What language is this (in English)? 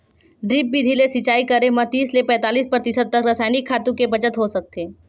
Chhattisgarhi